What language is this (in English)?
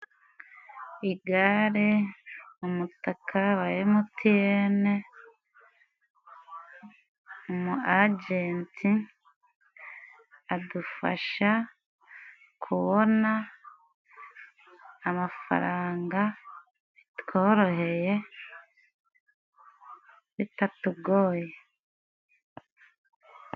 Kinyarwanda